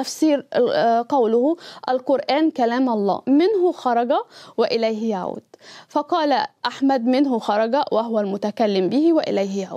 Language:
Arabic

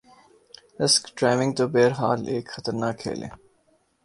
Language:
Urdu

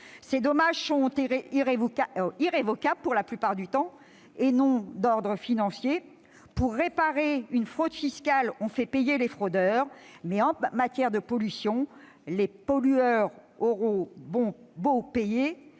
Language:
French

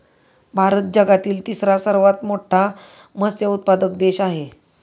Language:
Marathi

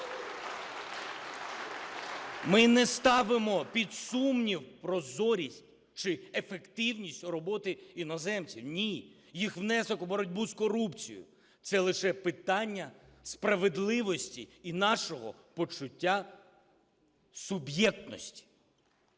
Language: Ukrainian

